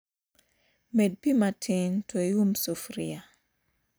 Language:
Luo (Kenya and Tanzania)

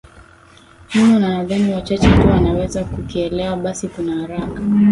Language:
Swahili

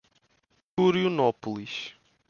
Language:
Portuguese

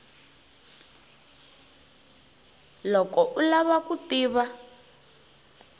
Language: Tsonga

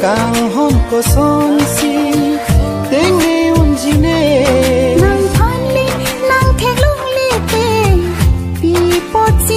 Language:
Hindi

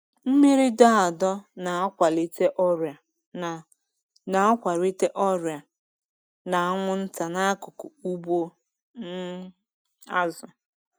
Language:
Igbo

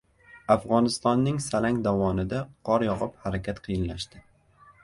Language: Uzbek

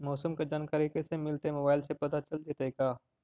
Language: Magahi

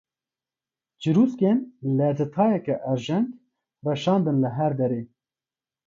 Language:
Kurdish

